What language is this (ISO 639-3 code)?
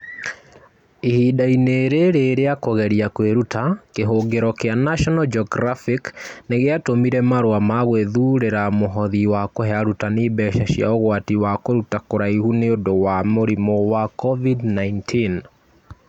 kik